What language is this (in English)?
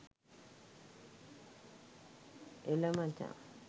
Sinhala